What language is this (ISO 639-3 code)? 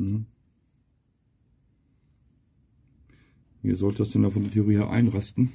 deu